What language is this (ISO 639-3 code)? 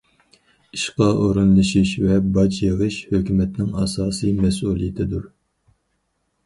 uig